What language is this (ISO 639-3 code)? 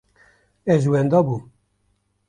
kur